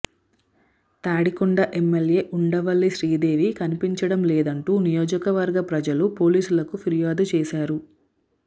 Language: Telugu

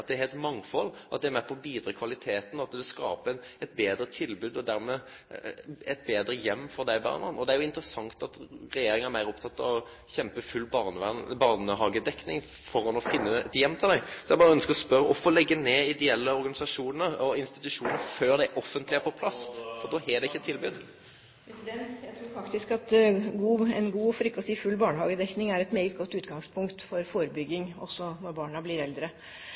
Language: Norwegian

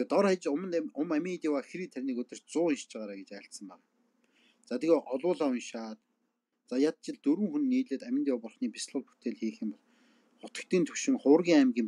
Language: Turkish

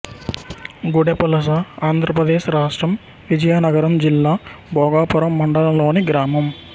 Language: Telugu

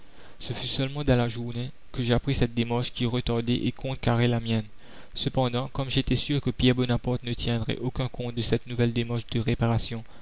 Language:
French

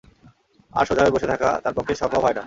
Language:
Bangla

